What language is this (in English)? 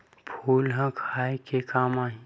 Chhattisgarhi